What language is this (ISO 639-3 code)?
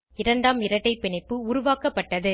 tam